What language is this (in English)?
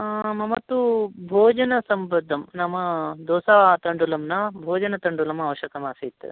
Sanskrit